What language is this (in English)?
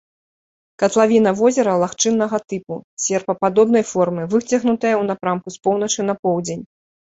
Belarusian